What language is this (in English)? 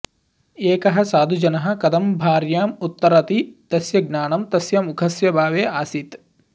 Sanskrit